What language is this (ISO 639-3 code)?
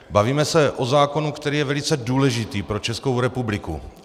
ces